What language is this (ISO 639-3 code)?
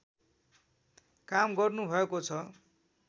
nep